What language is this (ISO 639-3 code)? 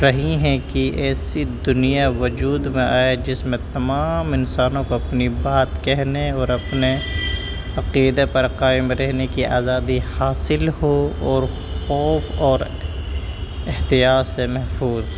urd